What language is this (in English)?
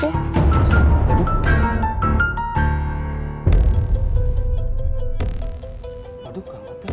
Indonesian